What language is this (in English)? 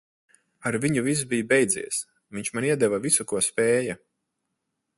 Latvian